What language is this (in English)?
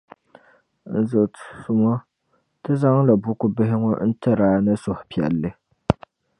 Dagbani